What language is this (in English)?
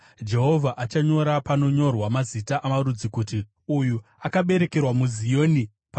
Shona